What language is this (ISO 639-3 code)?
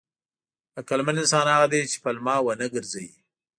pus